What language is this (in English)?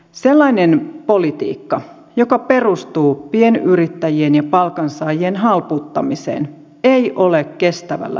Finnish